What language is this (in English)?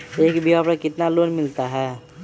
Magahi